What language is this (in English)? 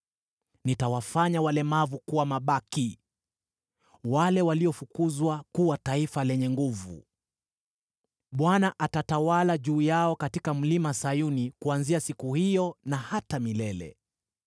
Swahili